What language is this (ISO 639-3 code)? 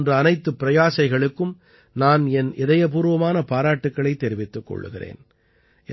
tam